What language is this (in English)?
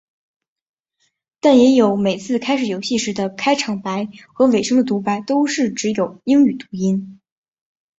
Chinese